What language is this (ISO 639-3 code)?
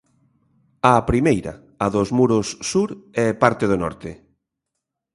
glg